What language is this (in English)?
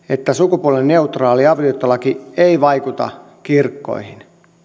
Finnish